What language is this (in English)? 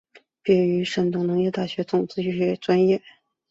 Chinese